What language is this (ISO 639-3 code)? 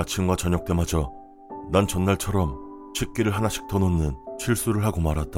kor